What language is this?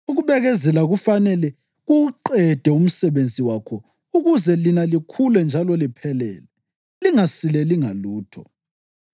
North Ndebele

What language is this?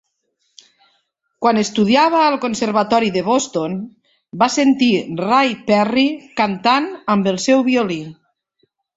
Catalan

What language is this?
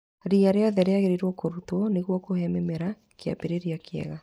Kikuyu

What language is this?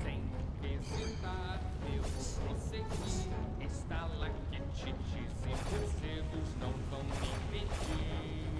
Portuguese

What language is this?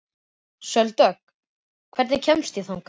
Icelandic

